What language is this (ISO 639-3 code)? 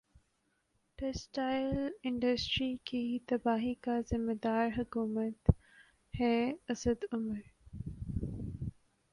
urd